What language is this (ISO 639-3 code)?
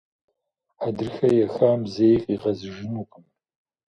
kbd